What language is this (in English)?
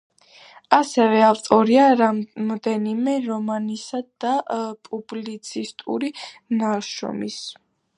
Georgian